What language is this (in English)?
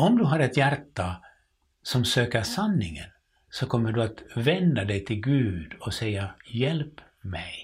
Swedish